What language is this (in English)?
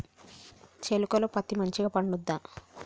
Telugu